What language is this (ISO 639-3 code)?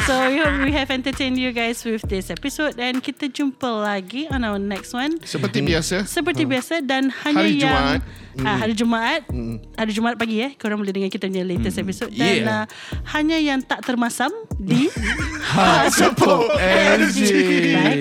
msa